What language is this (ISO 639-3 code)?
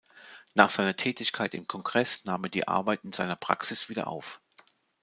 deu